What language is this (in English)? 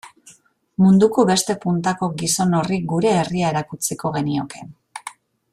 Basque